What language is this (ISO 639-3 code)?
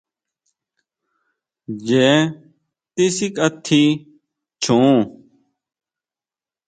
mau